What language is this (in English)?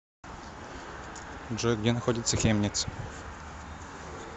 Russian